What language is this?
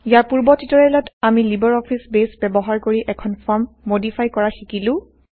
Assamese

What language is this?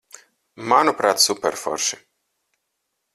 Latvian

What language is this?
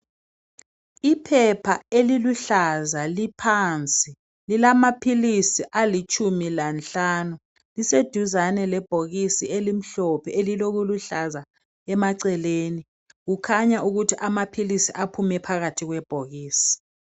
North Ndebele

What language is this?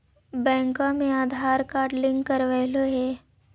Magahi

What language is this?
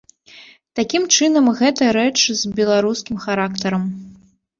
Belarusian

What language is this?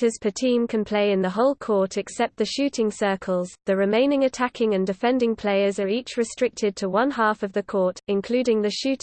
English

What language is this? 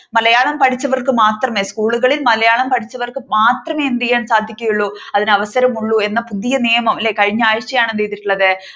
Malayalam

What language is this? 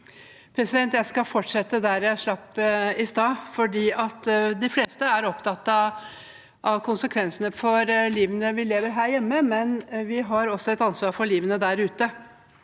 Norwegian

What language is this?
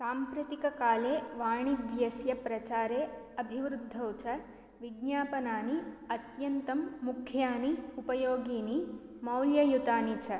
Sanskrit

